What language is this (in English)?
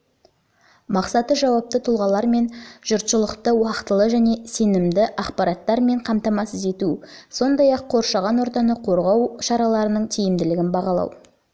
Kazakh